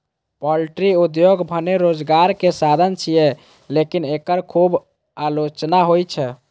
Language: Maithili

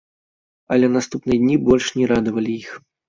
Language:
Belarusian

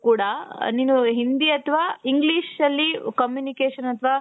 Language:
Kannada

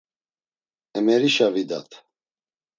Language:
Laz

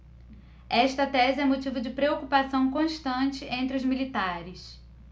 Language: Portuguese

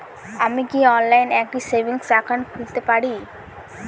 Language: Bangla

